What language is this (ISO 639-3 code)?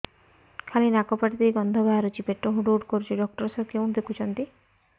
ori